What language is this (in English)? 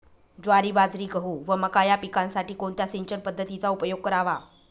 Marathi